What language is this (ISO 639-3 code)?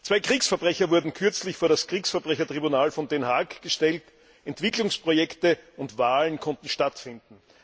deu